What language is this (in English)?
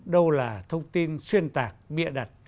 Vietnamese